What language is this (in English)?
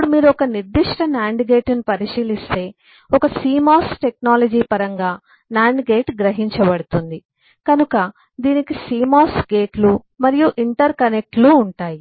Telugu